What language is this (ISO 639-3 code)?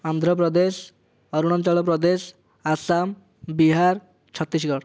ori